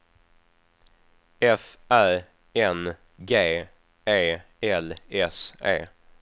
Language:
Swedish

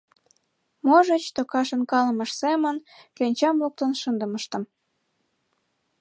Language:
Mari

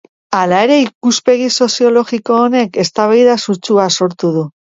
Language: Basque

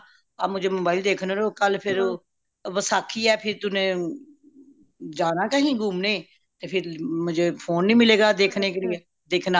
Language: Punjabi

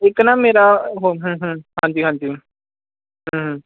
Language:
Punjabi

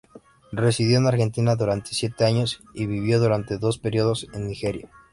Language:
Spanish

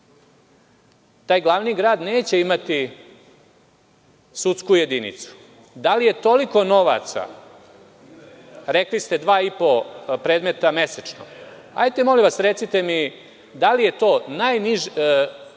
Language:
Serbian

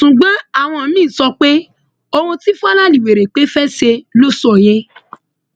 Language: Yoruba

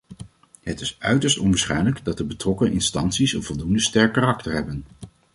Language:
Dutch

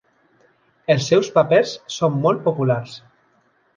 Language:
Catalan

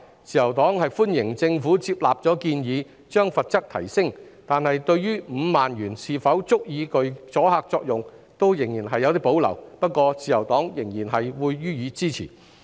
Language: Cantonese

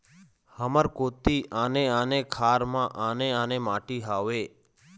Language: Chhattisgarhi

